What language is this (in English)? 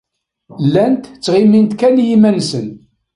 Kabyle